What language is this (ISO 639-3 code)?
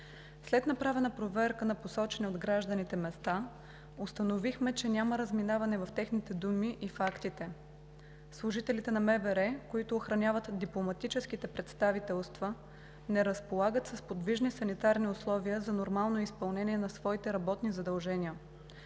bul